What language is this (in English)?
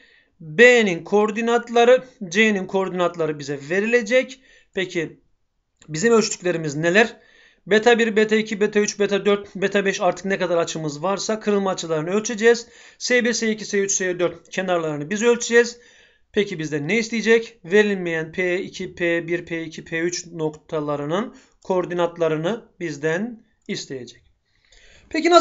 Turkish